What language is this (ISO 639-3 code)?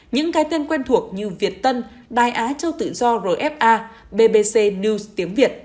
vie